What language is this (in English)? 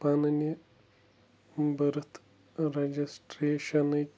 Kashmiri